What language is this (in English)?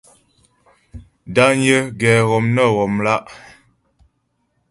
Ghomala